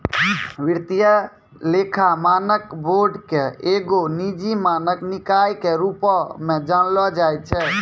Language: Maithili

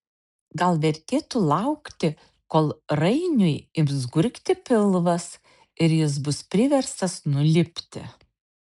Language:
Lithuanian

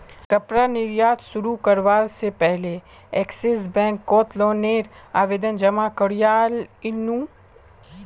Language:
Magahi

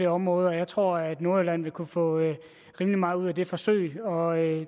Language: Danish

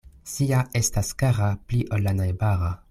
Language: Esperanto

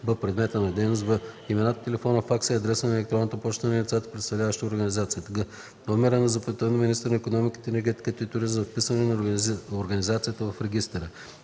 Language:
Bulgarian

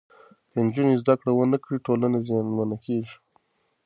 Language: Pashto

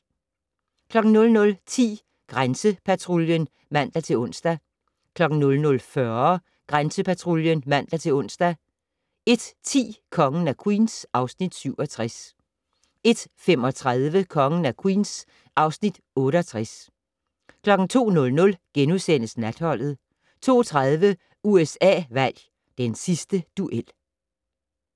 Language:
Danish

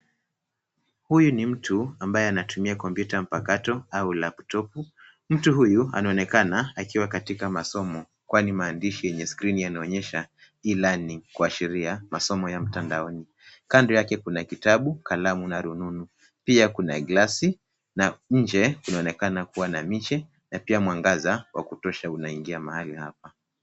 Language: Swahili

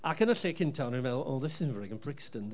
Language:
Welsh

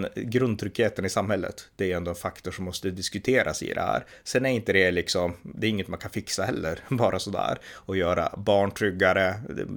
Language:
Swedish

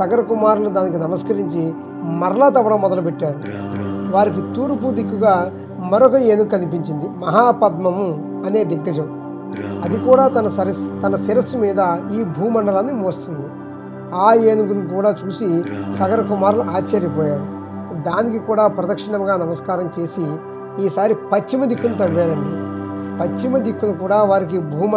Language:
Telugu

